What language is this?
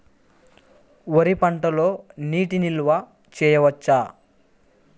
Telugu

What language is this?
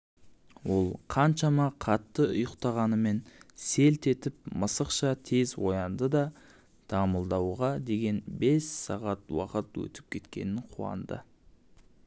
Kazakh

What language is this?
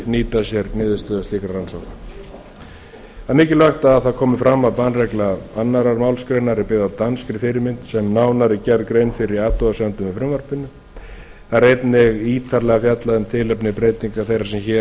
Icelandic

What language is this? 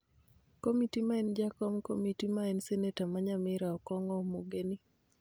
Luo (Kenya and Tanzania)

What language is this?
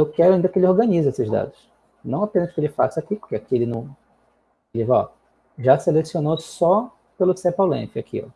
Portuguese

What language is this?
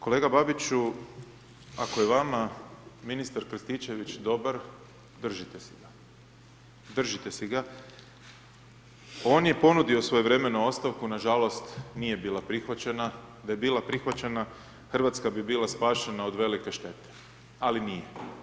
Croatian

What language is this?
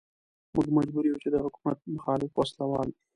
Pashto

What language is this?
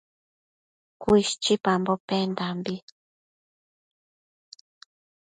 Matsés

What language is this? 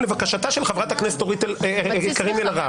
Hebrew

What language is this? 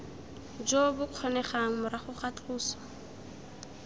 Tswana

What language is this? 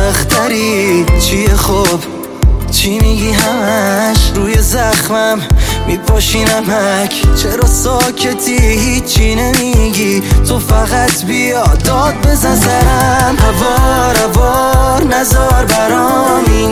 Persian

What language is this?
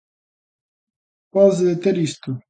Galician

